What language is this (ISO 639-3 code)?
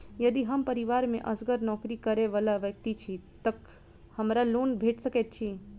mai